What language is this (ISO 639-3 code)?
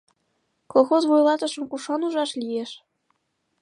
chm